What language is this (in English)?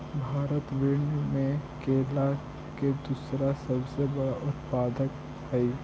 Magahi